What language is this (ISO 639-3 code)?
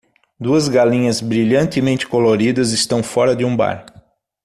por